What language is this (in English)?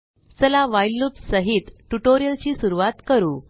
Marathi